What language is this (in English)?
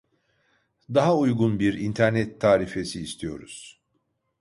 Turkish